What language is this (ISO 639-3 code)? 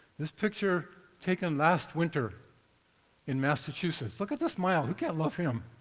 eng